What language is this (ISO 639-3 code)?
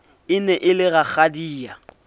sot